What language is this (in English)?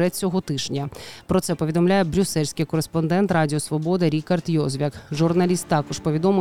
Ukrainian